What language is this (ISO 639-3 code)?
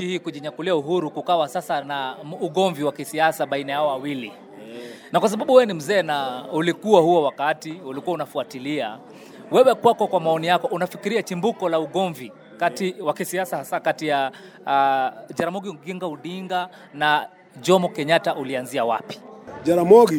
swa